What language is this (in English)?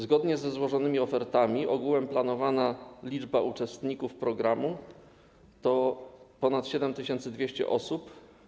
Polish